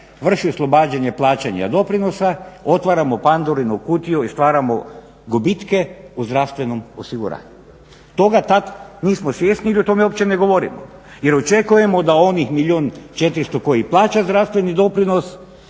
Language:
Croatian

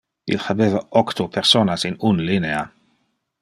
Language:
Interlingua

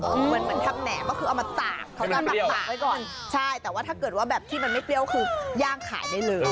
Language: Thai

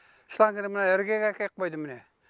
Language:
Kazakh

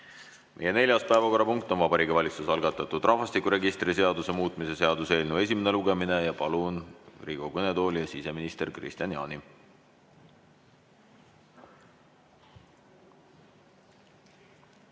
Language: Estonian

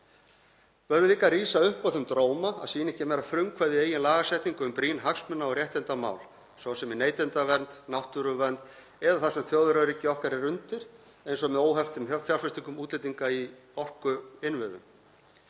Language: Icelandic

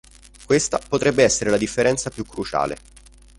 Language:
Italian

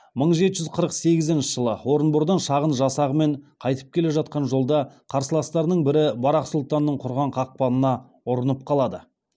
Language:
Kazakh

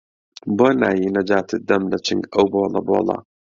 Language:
Central Kurdish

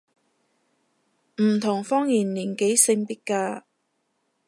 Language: Cantonese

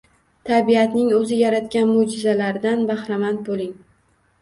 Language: Uzbek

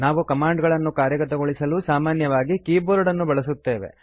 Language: Kannada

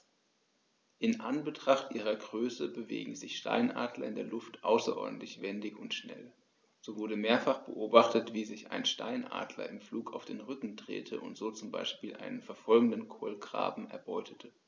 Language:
German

